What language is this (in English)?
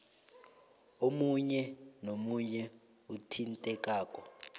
South Ndebele